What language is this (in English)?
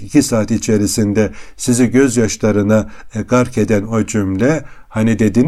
Turkish